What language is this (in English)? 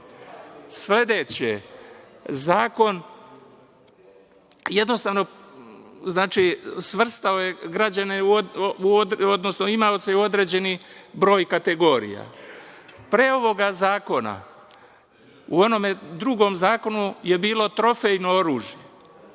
Serbian